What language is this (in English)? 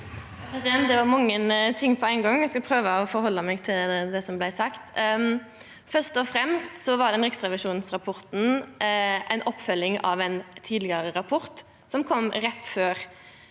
Norwegian